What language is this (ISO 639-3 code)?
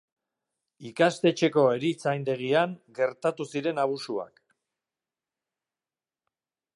eus